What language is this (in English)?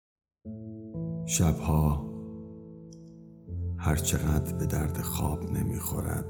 Persian